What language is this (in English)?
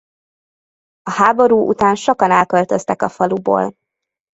Hungarian